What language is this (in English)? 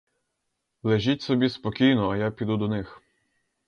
Ukrainian